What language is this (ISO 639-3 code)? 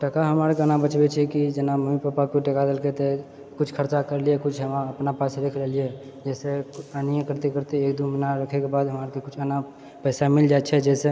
mai